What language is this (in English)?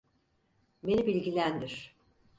Turkish